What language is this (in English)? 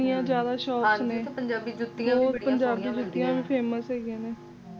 Punjabi